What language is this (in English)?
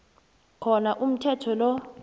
South Ndebele